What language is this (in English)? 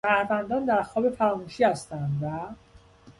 Persian